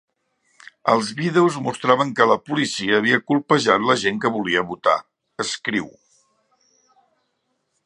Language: Catalan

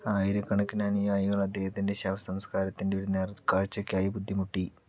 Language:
Malayalam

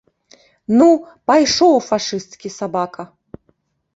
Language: Belarusian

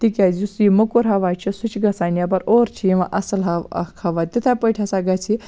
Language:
Kashmiri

